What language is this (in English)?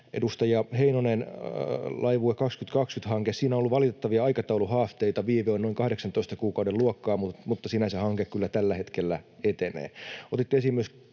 Finnish